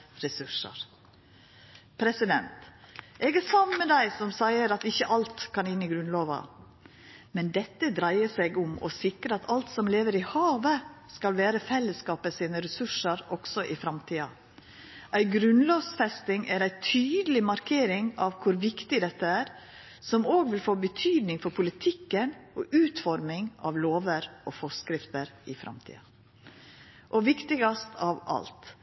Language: Norwegian Nynorsk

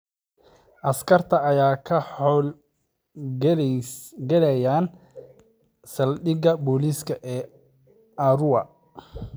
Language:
Somali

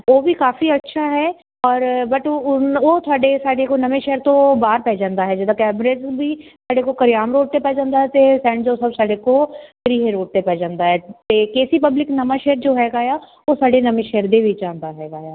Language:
Punjabi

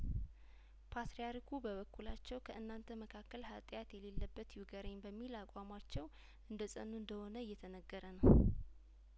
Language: Amharic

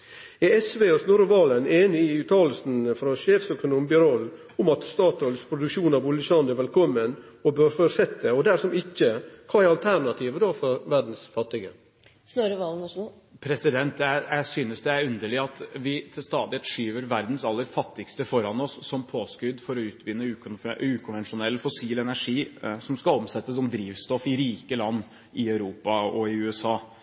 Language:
Norwegian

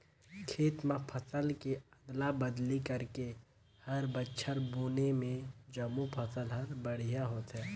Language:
Chhattisgarhi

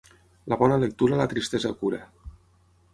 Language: Catalan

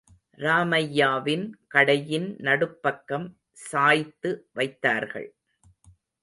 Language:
Tamil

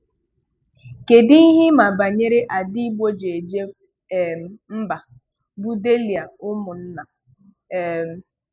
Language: Igbo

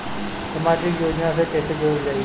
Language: Bhojpuri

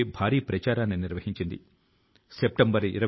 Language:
Telugu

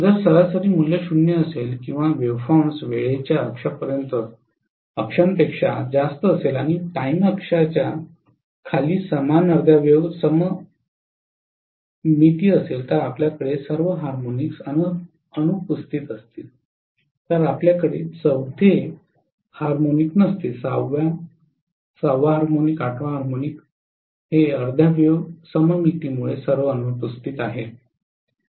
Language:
Marathi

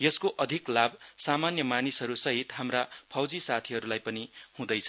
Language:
Nepali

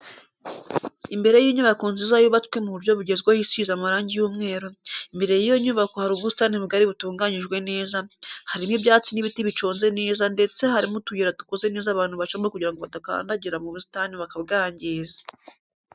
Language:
Kinyarwanda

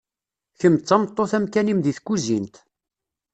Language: Kabyle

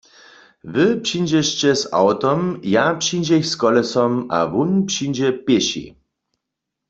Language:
Upper Sorbian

